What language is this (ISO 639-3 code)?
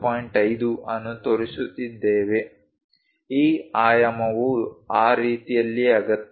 kan